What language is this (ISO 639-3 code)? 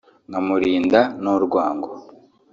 kin